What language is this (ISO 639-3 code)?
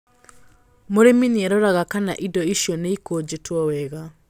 kik